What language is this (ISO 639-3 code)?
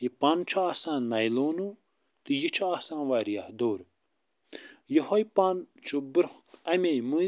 kas